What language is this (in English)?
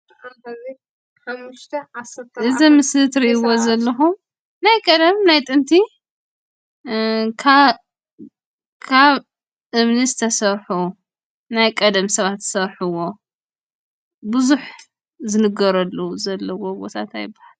Tigrinya